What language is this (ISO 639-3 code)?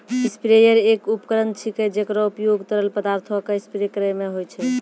mai